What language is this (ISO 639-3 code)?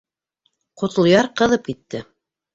bak